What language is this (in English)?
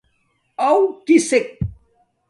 Domaaki